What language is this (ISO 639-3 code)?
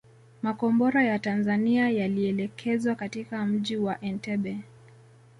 swa